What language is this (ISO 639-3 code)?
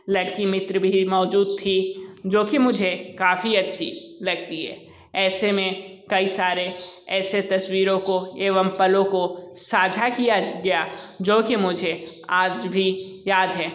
hin